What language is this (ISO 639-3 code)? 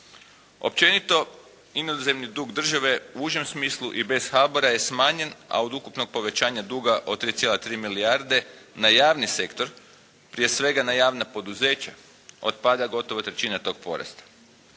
hrv